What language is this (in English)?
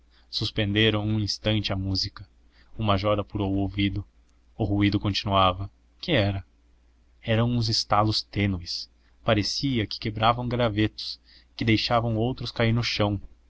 Portuguese